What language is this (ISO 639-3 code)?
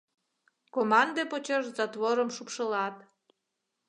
chm